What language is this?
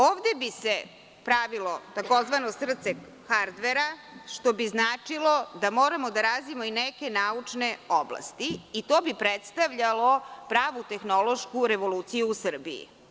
Serbian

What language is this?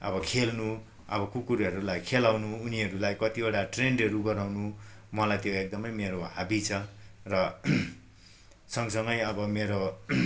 Nepali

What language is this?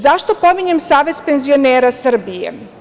Serbian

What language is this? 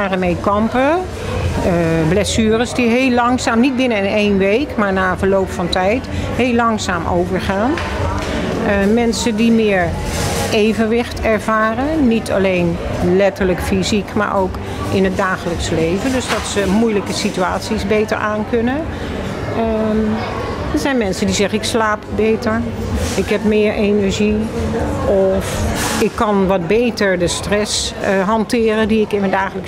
Dutch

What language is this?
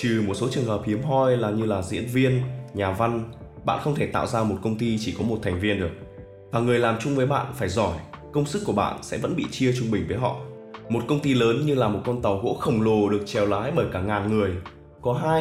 Vietnamese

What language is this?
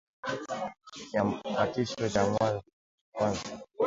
Swahili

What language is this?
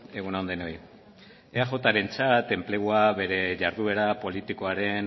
Basque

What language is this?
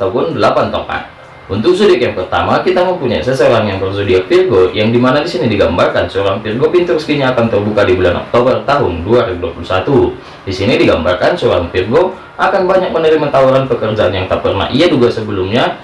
Indonesian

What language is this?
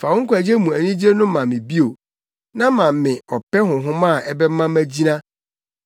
Akan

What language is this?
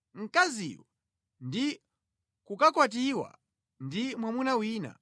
Nyanja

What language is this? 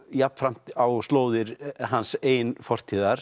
Icelandic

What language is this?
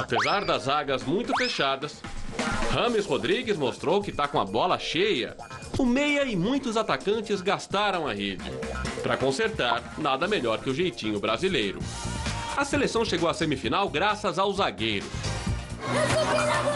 Portuguese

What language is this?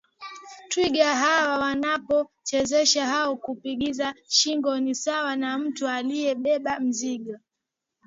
Swahili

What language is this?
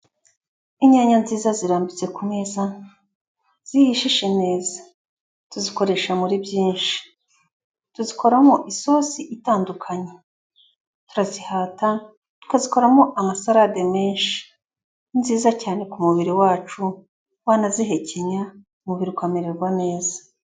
Kinyarwanda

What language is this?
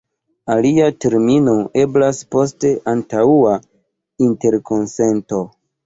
Esperanto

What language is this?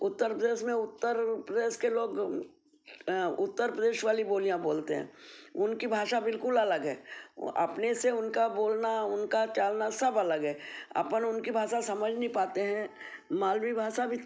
Hindi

